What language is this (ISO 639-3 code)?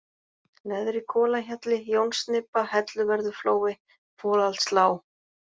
isl